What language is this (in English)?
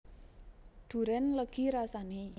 Javanese